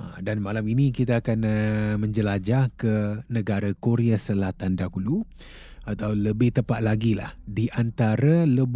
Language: Malay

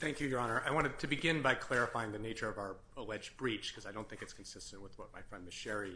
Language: English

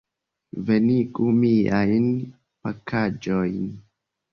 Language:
Esperanto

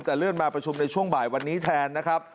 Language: Thai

